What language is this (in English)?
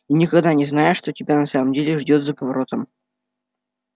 Russian